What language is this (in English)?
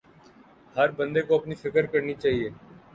Urdu